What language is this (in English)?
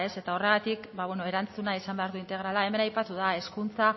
Basque